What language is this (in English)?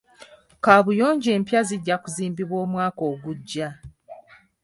Ganda